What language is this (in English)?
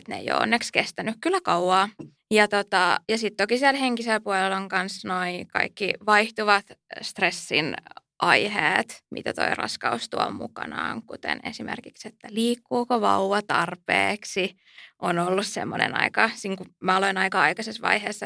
Finnish